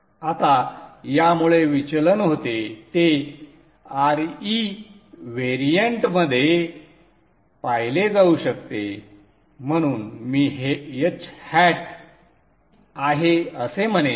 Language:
Marathi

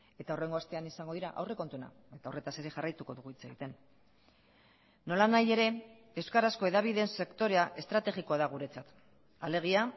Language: Basque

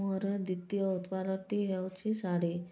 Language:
Odia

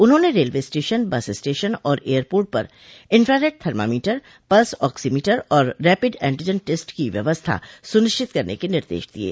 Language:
Hindi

